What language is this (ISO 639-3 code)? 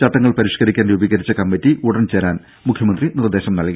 mal